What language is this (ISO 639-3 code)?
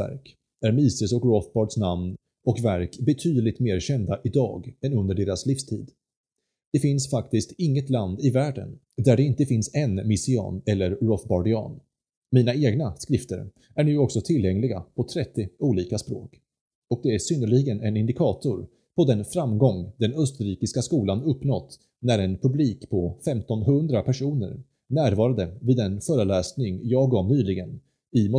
swe